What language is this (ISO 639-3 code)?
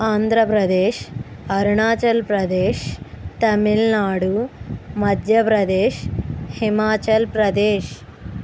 tel